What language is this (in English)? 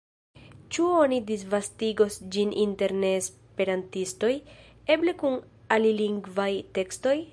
Esperanto